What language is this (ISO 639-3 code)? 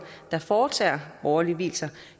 dan